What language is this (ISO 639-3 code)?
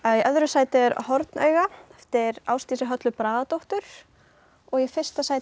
isl